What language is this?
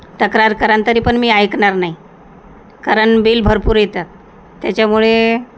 Marathi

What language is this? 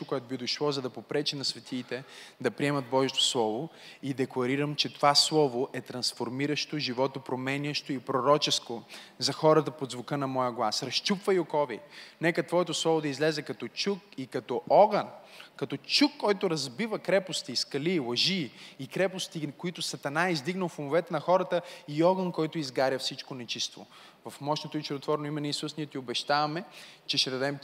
Bulgarian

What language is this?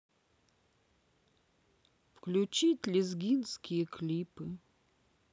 Russian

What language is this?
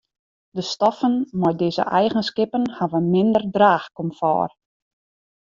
Western Frisian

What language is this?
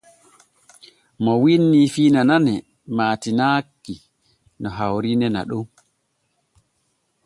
Borgu Fulfulde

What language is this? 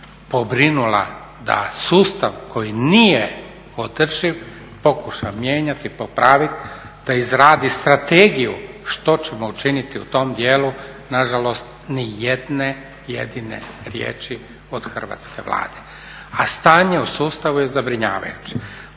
Croatian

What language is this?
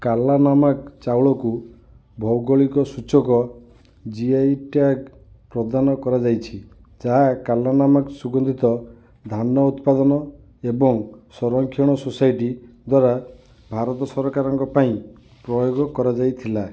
Odia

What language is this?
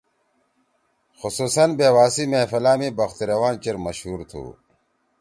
Torwali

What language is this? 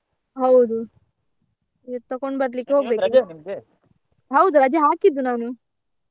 Kannada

